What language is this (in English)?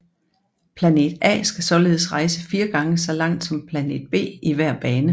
Danish